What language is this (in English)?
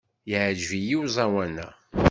Kabyle